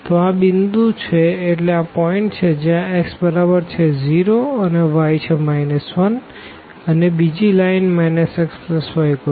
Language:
Gujarati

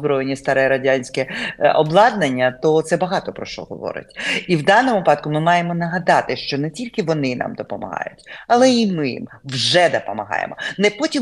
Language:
Ukrainian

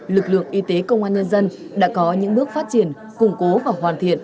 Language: Vietnamese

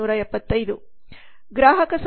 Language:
Kannada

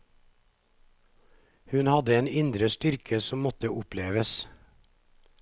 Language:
Norwegian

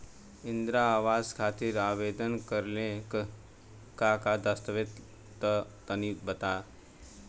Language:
Bhojpuri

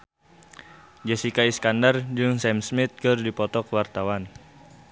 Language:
Sundanese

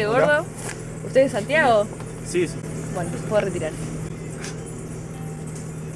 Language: Spanish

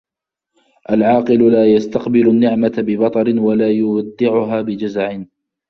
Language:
Arabic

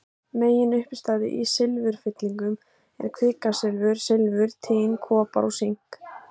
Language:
Icelandic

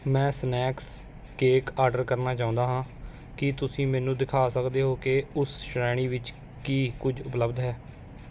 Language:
Punjabi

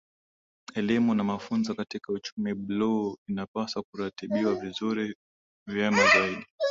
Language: Swahili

